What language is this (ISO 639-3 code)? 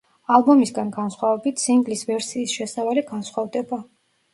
kat